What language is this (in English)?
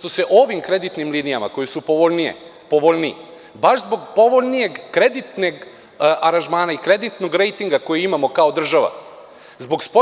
Serbian